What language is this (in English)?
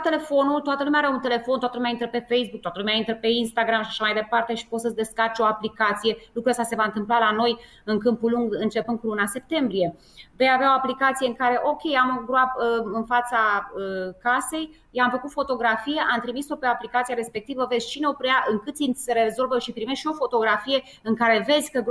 Romanian